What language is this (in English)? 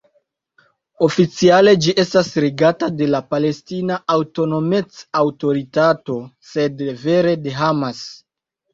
Esperanto